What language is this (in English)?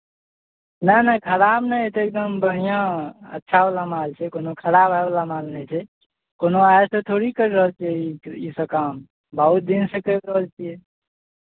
Maithili